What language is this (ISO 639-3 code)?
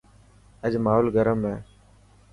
mki